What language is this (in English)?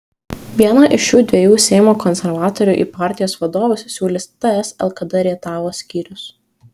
Lithuanian